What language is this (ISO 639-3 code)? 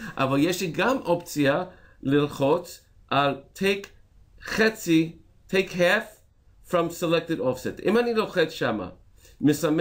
heb